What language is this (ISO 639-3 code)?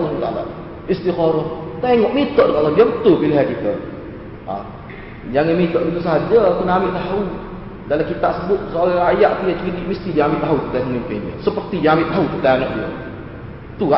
msa